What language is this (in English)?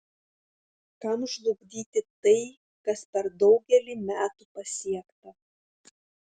Lithuanian